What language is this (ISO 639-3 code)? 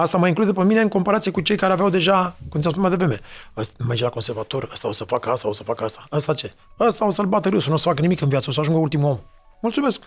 ron